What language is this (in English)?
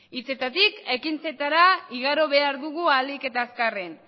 Basque